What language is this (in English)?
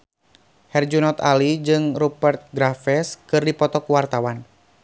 Sundanese